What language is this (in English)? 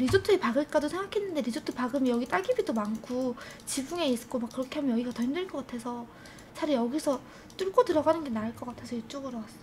Korean